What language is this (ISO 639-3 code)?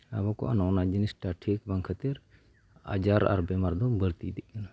sat